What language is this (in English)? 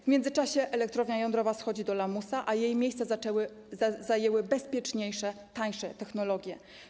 Polish